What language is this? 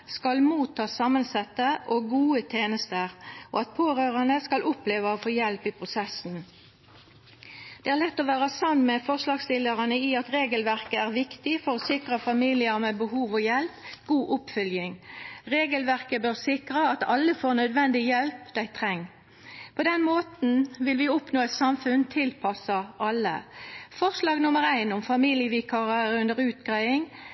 Norwegian Nynorsk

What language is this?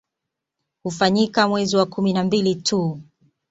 Swahili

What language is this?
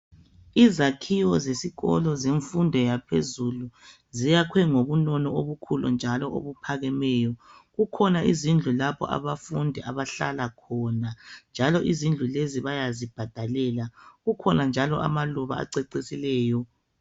North Ndebele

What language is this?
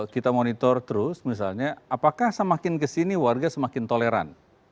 Indonesian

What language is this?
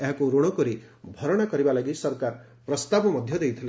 Odia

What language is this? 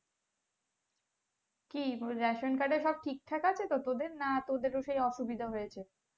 Bangla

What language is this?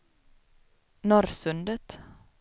Swedish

